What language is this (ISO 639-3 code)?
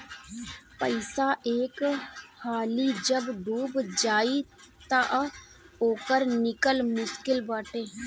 bho